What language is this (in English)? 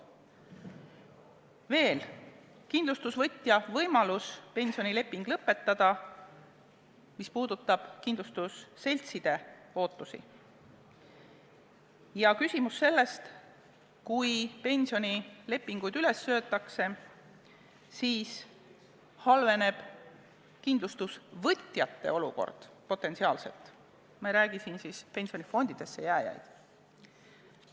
Estonian